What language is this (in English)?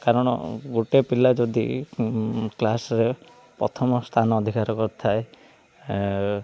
Odia